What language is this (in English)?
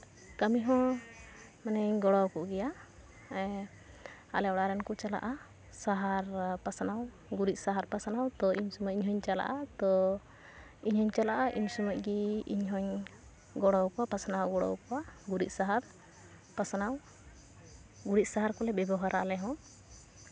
Santali